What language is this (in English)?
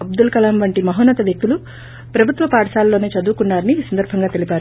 Telugu